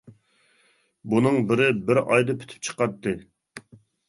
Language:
Uyghur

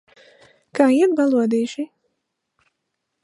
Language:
Latvian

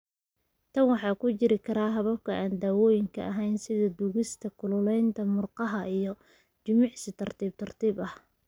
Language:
Somali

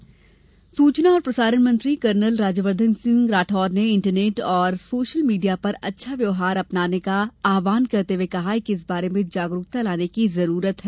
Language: Hindi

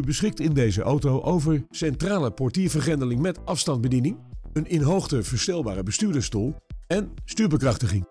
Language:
Dutch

